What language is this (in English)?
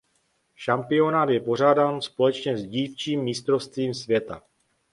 Czech